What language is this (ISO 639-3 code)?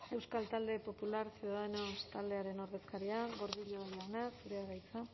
eus